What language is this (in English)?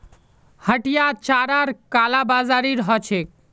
Magahi